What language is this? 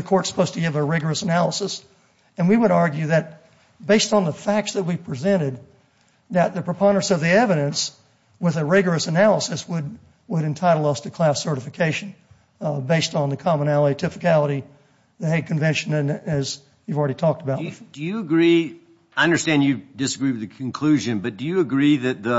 English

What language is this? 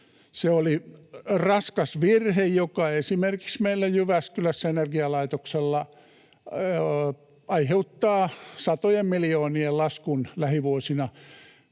Finnish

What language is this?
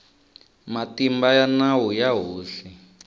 Tsonga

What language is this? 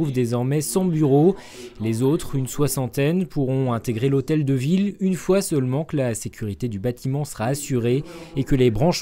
French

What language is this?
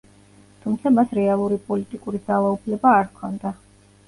Georgian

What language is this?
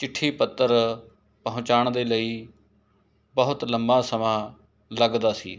Punjabi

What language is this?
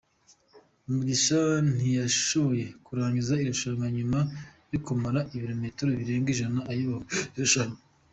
Kinyarwanda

